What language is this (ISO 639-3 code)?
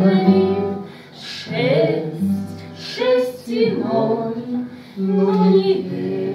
ukr